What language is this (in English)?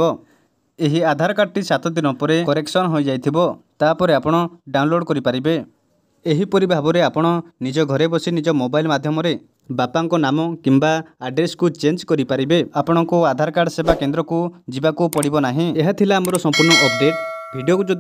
Bangla